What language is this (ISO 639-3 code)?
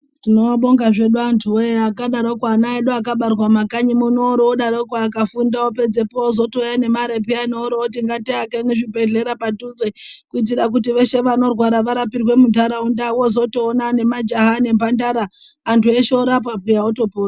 ndc